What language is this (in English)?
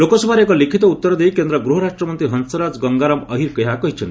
Odia